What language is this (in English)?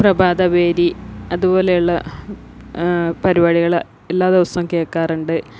Malayalam